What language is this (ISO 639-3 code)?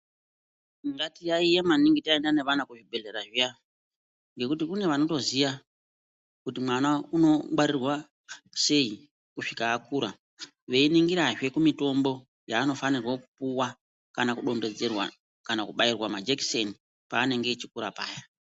ndc